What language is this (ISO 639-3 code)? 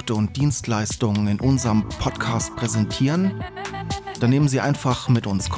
deu